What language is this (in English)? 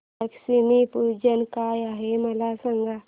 Marathi